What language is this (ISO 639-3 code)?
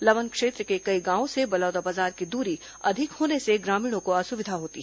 hin